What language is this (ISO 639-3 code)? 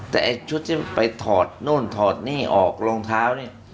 tha